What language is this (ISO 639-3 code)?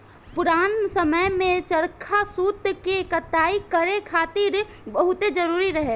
bho